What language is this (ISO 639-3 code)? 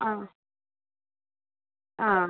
mal